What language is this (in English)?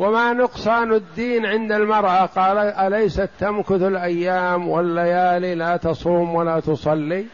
Arabic